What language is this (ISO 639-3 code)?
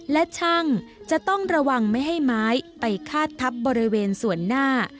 tha